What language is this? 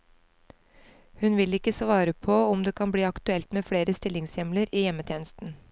Norwegian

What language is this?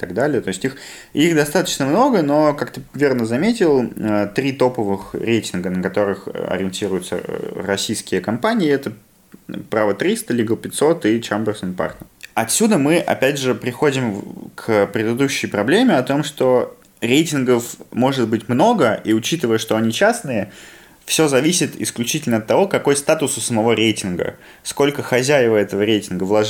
Russian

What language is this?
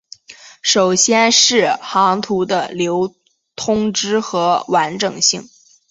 Chinese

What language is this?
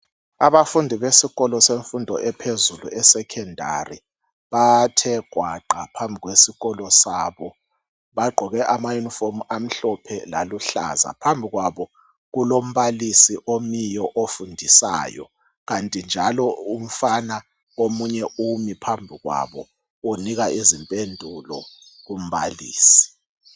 North Ndebele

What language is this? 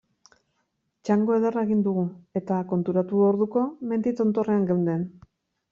Basque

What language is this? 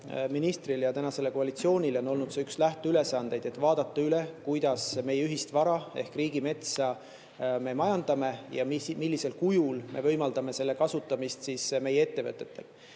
Estonian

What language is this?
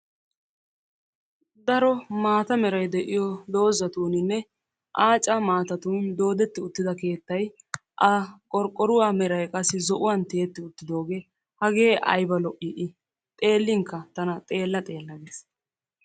Wolaytta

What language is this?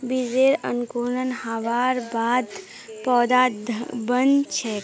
Magahi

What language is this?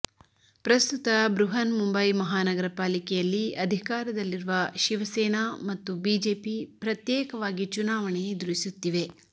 Kannada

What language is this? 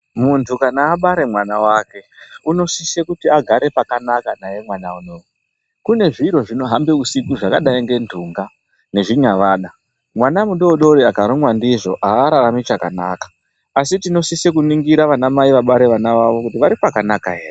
Ndau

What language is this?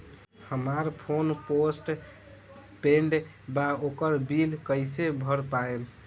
Bhojpuri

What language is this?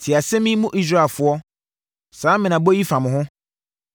Akan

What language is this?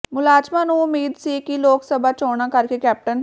Punjabi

